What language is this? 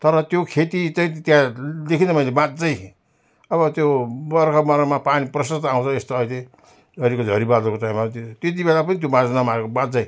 Nepali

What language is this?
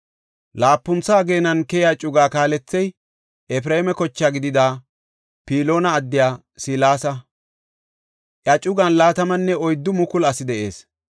Gofa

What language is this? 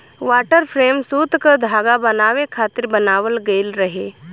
Bhojpuri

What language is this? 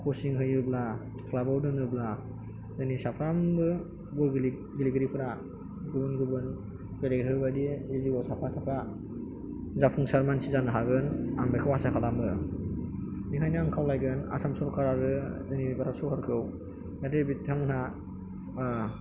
Bodo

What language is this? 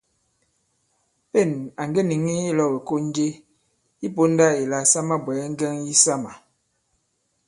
Bankon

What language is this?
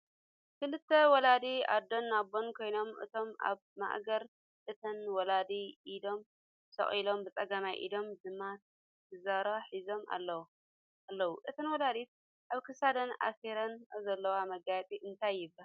Tigrinya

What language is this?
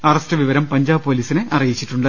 Malayalam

